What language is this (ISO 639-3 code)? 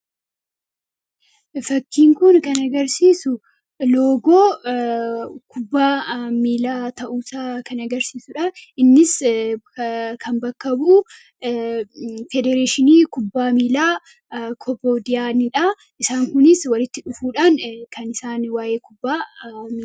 orm